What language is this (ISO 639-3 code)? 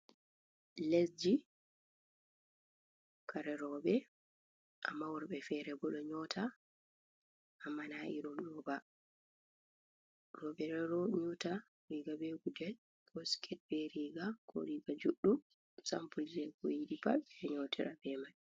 ful